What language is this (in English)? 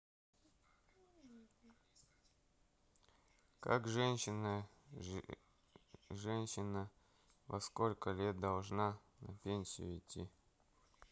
Russian